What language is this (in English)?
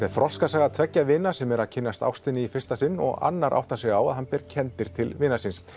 Icelandic